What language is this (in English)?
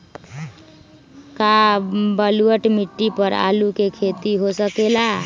Magahi